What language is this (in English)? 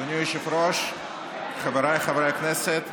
Hebrew